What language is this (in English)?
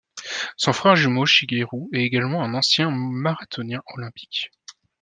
French